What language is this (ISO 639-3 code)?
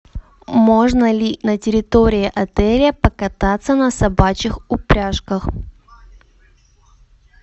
rus